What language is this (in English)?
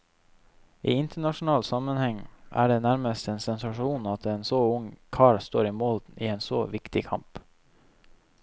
Norwegian